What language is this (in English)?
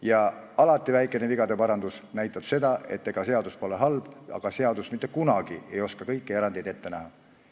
Estonian